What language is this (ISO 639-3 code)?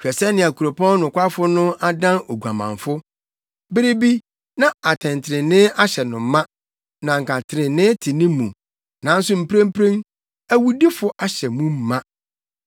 aka